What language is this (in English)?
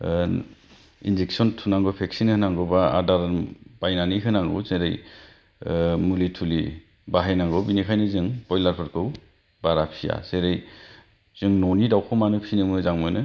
Bodo